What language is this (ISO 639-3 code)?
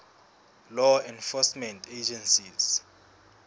sot